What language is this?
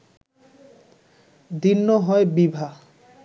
Bangla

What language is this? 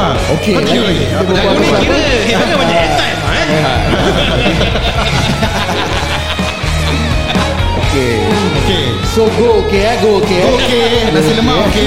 Malay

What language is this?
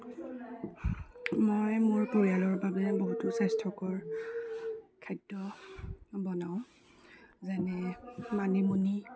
Assamese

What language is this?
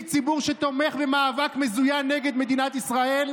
Hebrew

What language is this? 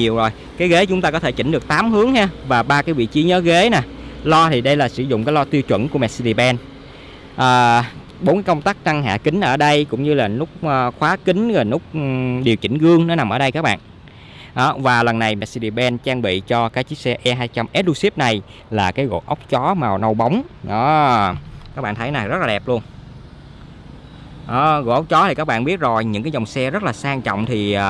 Vietnamese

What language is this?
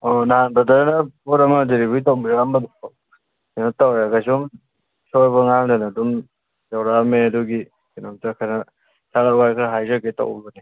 Manipuri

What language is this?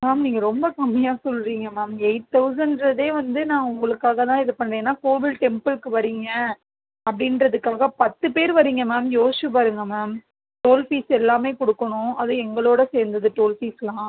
Tamil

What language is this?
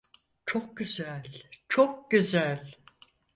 Turkish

